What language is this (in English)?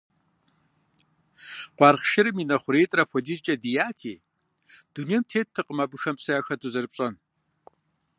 Kabardian